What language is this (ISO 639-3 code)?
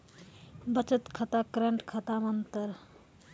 mai